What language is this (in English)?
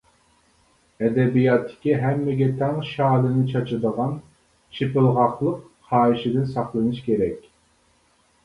Uyghur